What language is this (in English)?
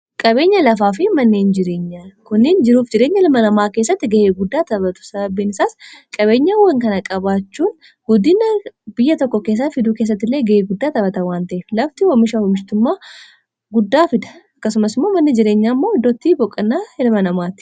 Oromo